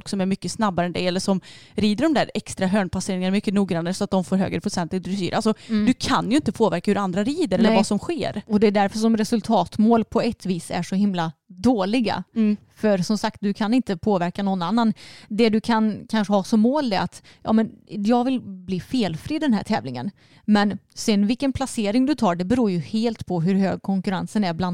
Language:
Swedish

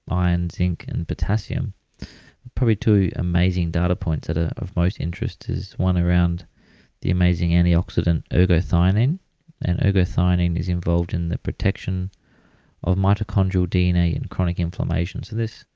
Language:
English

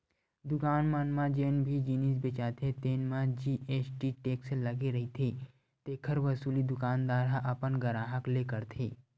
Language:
Chhattisgarhi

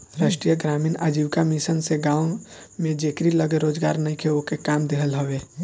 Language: Bhojpuri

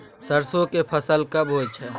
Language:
Maithili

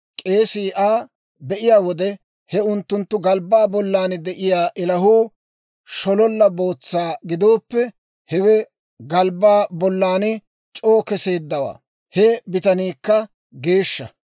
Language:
Dawro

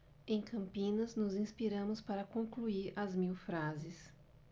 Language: Portuguese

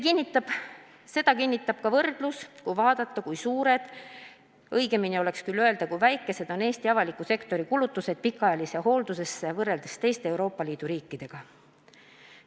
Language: Estonian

